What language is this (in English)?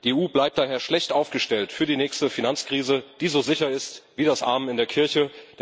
German